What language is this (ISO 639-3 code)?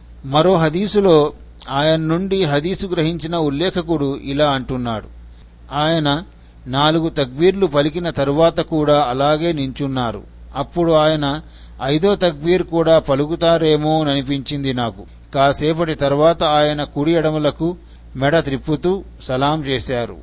tel